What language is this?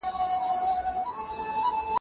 Pashto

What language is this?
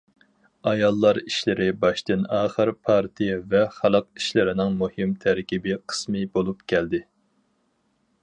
Uyghur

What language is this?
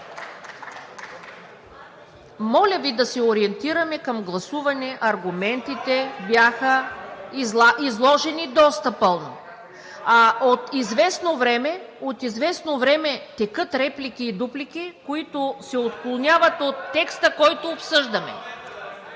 Bulgarian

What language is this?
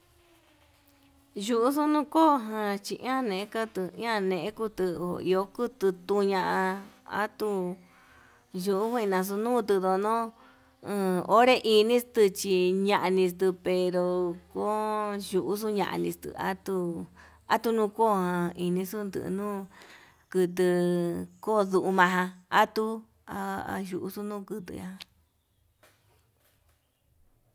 Yutanduchi Mixtec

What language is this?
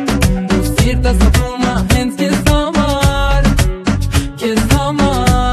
Romanian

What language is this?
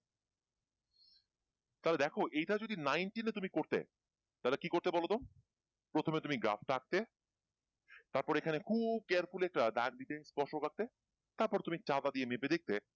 Bangla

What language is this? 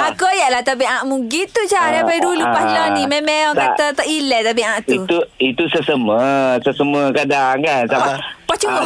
Malay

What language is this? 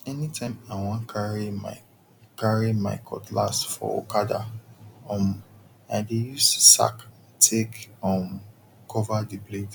Nigerian Pidgin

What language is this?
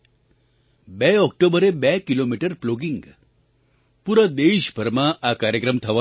Gujarati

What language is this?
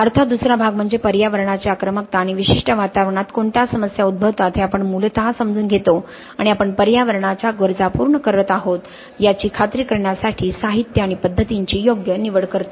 Marathi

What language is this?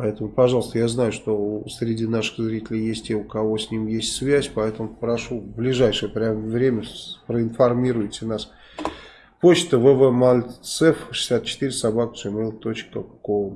Russian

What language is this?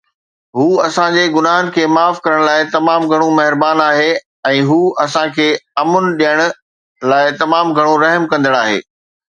Sindhi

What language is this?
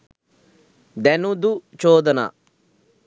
Sinhala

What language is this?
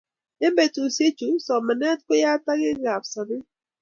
Kalenjin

